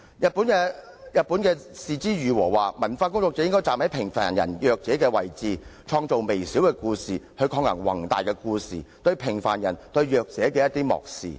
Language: Cantonese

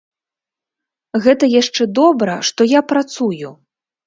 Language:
Belarusian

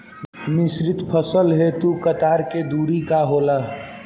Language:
Bhojpuri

